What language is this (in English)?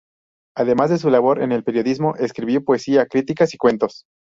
Spanish